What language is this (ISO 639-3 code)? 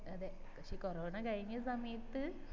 mal